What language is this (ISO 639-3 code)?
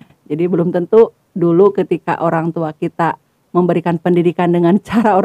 ind